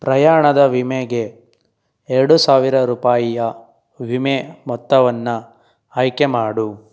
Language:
Kannada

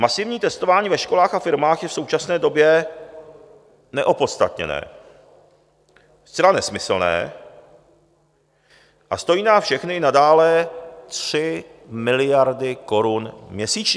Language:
Czech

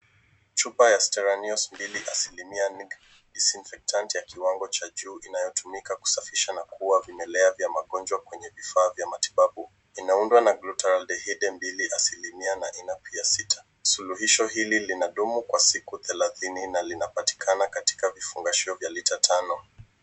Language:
Swahili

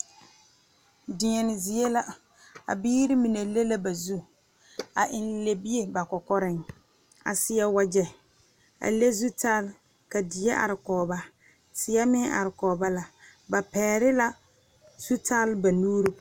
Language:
Southern Dagaare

